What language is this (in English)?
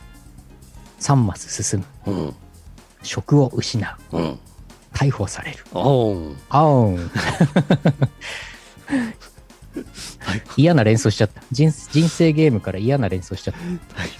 Japanese